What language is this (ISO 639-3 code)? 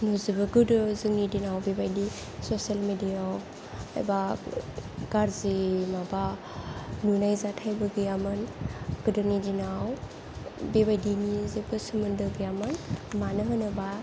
brx